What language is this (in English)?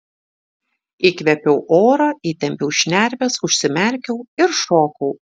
Lithuanian